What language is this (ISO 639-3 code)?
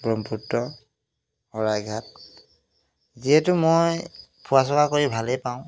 asm